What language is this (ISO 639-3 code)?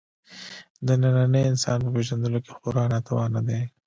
pus